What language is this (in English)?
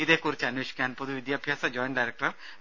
Malayalam